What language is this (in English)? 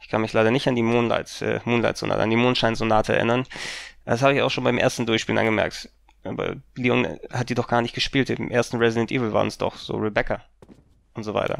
German